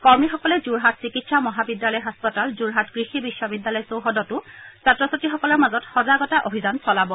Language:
Assamese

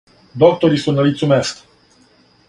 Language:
Serbian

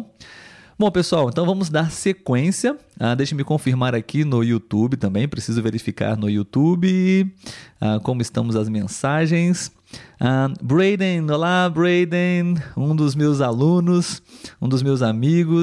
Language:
Portuguese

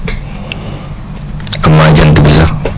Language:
Wolof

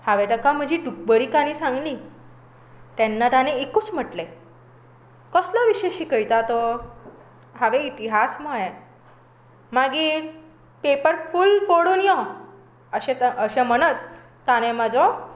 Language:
Konkani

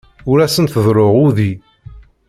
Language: Kabyle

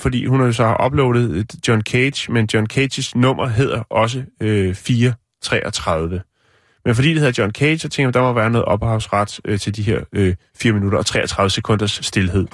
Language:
Danish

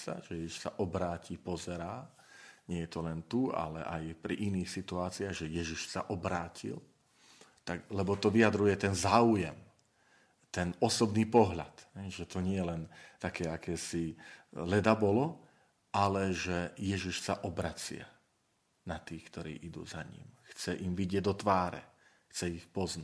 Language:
Slovak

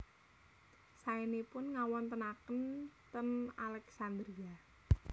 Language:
Javanese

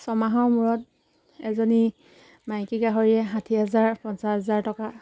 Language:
Assamese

